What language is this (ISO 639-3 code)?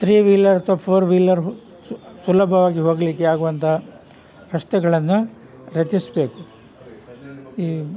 kan